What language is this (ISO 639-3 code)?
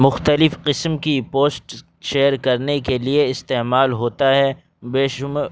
urd